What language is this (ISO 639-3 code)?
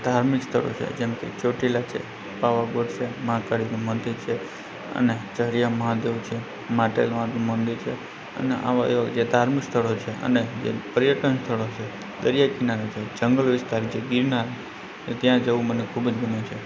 guj